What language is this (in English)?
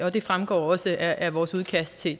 Danish